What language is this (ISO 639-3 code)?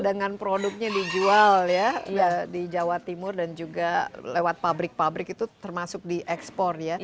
ind